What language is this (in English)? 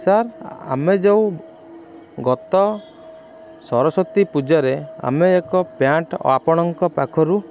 Odia